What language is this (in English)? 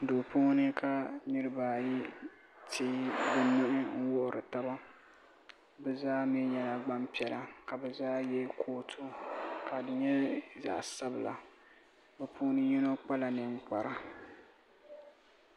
Dagbani